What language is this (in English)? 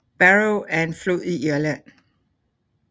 Danish